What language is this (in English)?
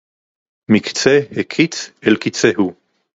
Hebrew